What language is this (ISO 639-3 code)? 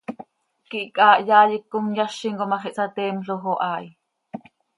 sei